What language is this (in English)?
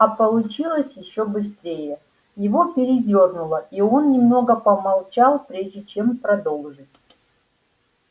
Russian